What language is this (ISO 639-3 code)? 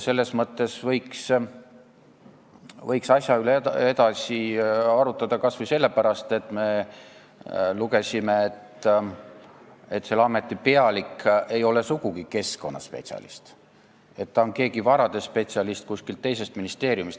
est